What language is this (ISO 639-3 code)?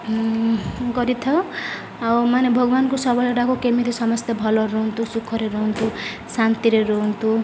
ori